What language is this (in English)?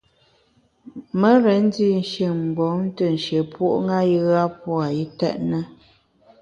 Bamun